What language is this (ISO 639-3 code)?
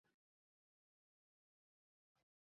zho